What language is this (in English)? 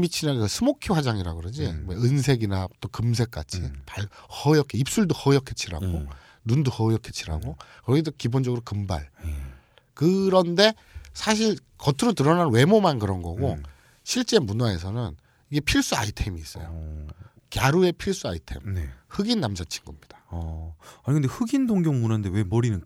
Korean